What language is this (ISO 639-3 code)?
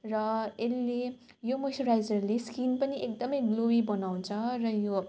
nep